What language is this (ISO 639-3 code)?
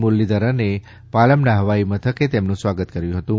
guj